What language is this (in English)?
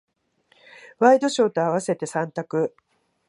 Japanese